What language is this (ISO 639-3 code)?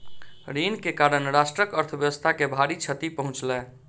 mai